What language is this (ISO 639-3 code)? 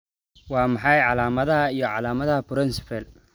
som